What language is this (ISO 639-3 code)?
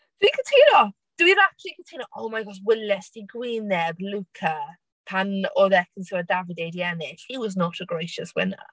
cym